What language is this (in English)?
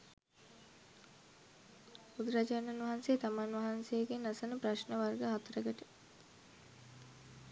Sinhala